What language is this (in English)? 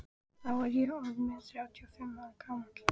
Icelandic